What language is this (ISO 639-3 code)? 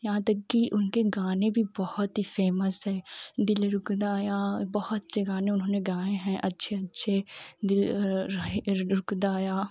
hin